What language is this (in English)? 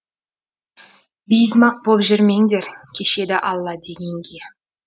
Kazakh